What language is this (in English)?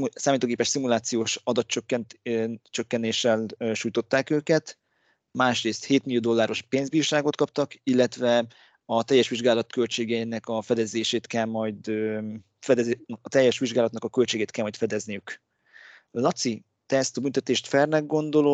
Hungarian